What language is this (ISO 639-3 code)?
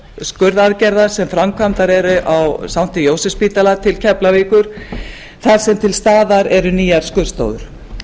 isl